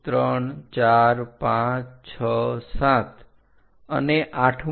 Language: Gujarati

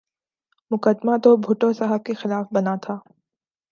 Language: Urdu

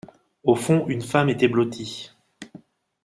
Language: French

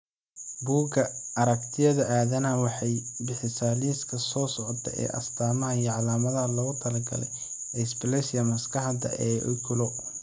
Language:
Somali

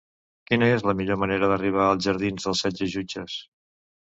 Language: Catalan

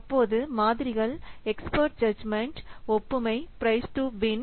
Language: Tamil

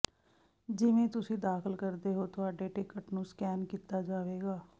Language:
Punjabi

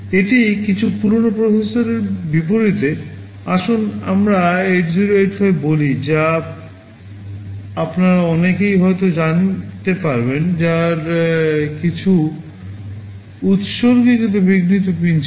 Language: Bangla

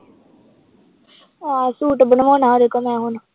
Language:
Punjabi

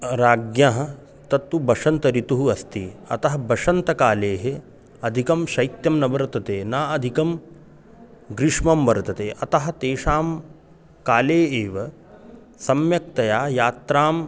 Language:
Sanskrit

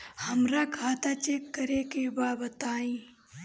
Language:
Bhojpuri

